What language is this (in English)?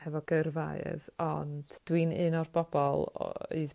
Welsh